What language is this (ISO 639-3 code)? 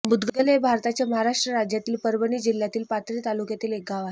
mar